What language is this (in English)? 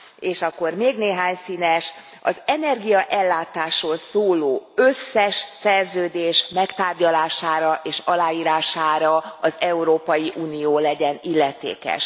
Hungarian